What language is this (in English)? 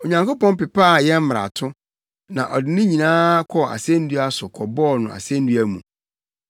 Akan